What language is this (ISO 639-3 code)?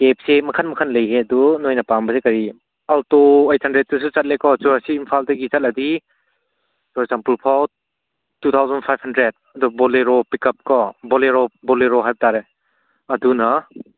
mni